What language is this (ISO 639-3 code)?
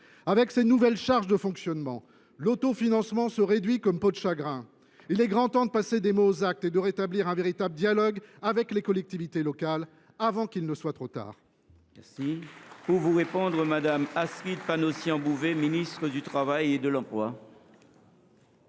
fra